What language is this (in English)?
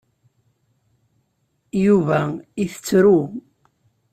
Kabyle